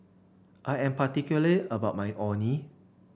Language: English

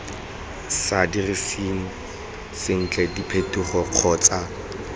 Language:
Tswana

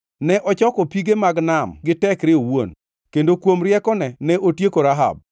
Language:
Luo (Kenya and Tanzania)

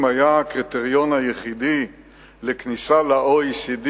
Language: Hebrew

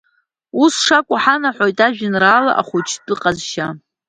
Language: Abkhazian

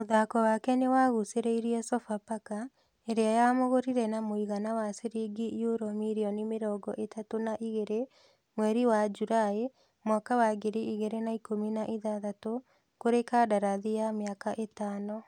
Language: Kikuyu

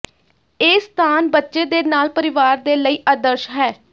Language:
Punjabi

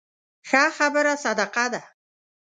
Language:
Pashto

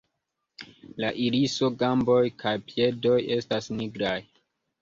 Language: Esperanto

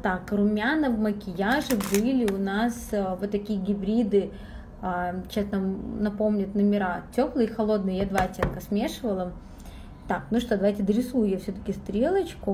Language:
Russian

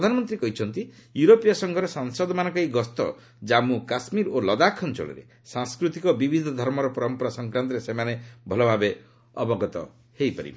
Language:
Odia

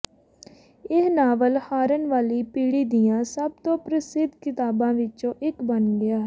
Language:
Punjabi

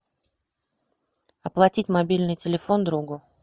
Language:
Russian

